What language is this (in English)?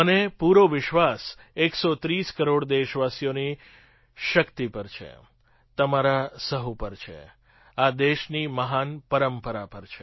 Gujarati